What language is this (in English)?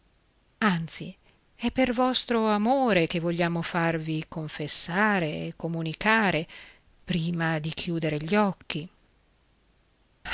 Italian